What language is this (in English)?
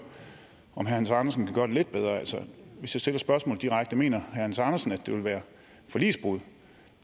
Danish